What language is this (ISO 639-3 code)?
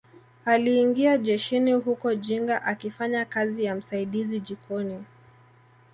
swa